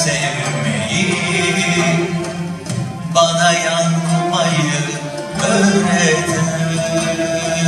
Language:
Arabic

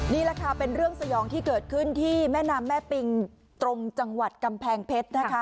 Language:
Thai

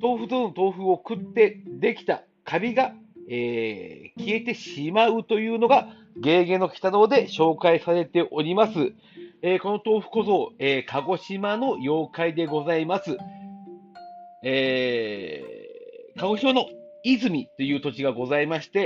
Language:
Japanese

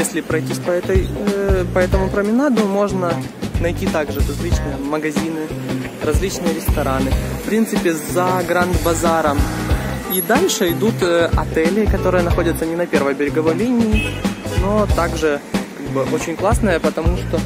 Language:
Russian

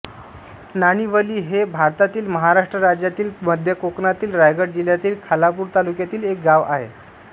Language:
Marathi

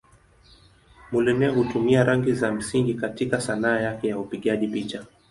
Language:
Swahili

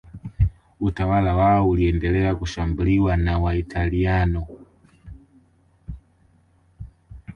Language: Swahili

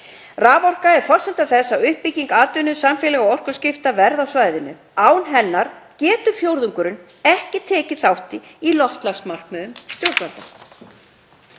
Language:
Icelandic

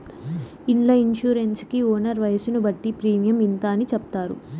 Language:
Telugu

